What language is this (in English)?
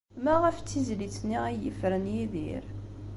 Kabyle